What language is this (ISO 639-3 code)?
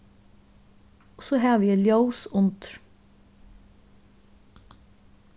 fao